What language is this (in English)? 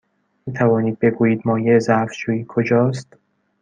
Persian